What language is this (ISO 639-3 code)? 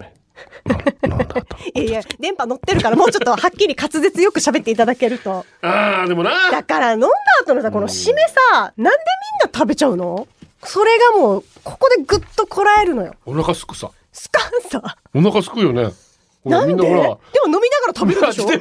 jpn